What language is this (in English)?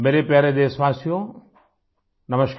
Hindi